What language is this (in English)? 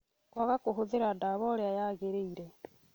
Kikuyu